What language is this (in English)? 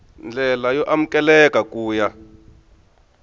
Tsonga